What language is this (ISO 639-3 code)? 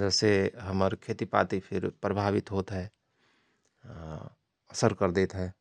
thr